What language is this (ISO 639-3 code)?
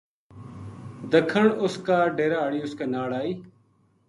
gju